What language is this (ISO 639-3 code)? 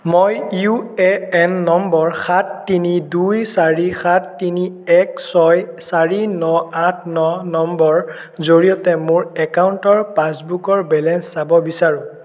asm